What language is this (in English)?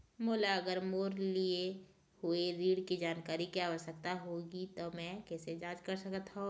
Chhattisgarhi